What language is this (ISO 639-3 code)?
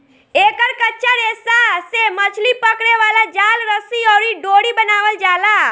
bho